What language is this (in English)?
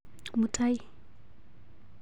Kalenjin